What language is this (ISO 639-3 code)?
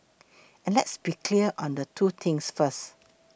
eng